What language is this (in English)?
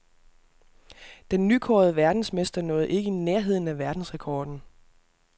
Danish